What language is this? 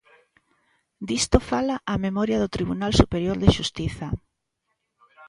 Galician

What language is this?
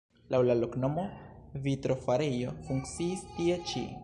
Esperanto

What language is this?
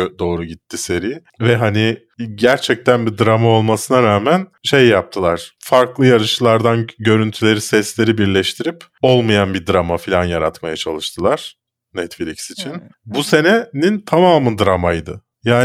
Turkish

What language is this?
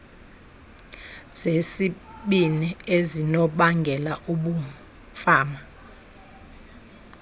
Xhosa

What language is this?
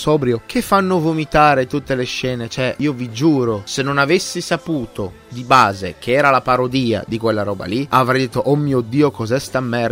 Italian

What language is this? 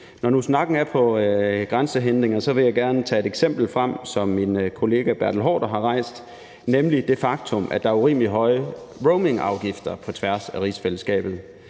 Danish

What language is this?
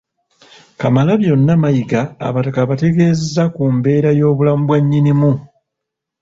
Ganda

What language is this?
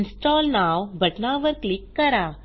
Marathi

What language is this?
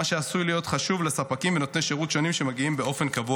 Hebrew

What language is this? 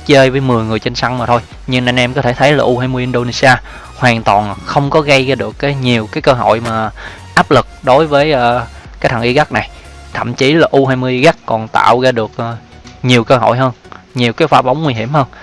Vietnamese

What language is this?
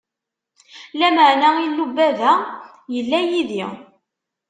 Kabyle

